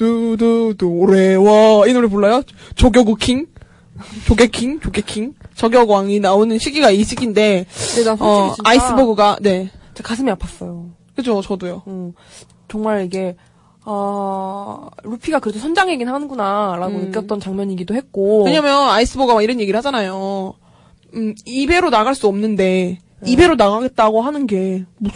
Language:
Korean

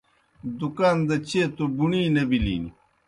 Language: Kohistani Shina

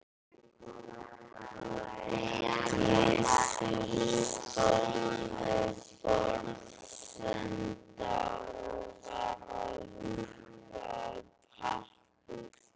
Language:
Icelandic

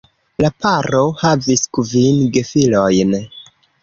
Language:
Esperanto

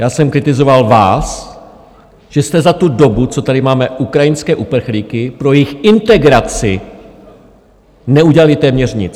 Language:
Czech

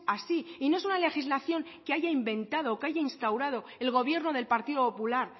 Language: Spanish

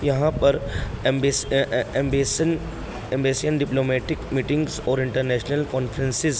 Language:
Urdu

